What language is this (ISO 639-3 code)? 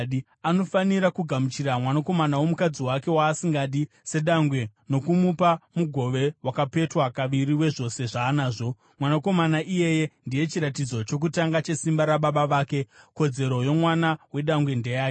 sna